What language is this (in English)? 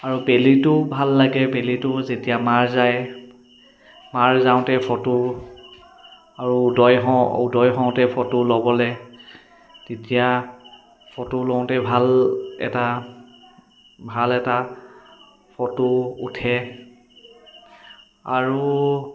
Assamese